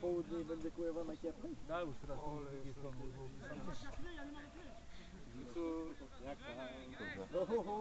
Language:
Polish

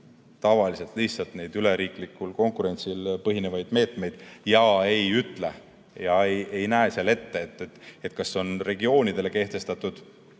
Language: Estonian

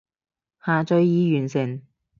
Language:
Cantonese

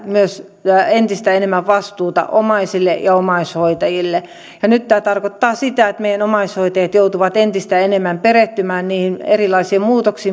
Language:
Finnish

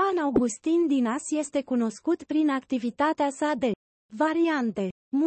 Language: Romanian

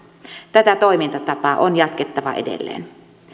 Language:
Finnish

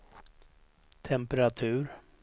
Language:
Swedish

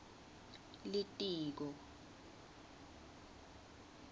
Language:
Swati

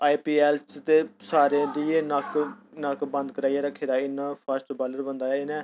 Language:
Dogri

